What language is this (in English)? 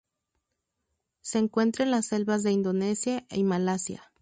Spanish